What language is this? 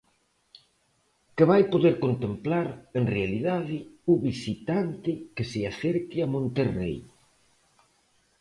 Galician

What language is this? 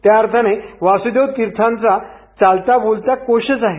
Marathi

